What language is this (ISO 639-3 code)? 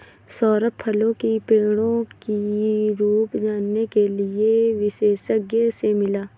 hin